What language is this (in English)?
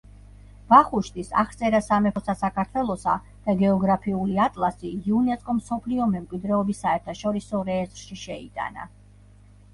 Georgian